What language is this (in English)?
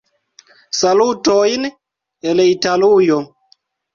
Esperanto